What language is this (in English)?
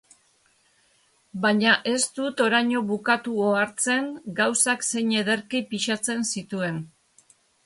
Basque